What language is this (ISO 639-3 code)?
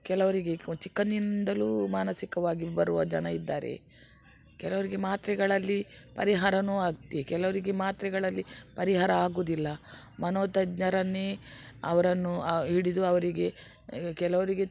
kan